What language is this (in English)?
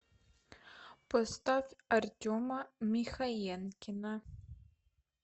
Russian